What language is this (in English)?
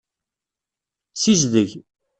Kabyle